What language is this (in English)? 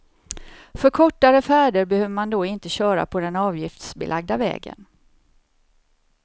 Swedish